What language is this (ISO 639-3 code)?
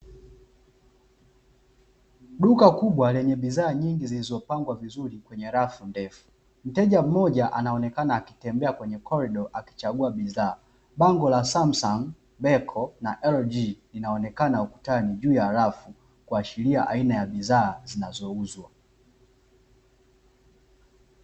swa